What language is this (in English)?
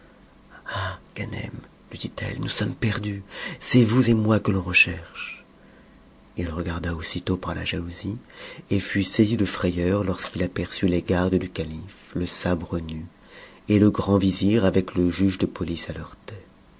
French